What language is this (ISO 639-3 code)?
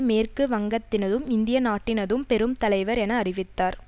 tam